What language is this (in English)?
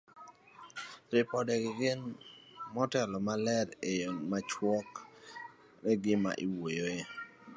Luo (Kenya and Tanzania)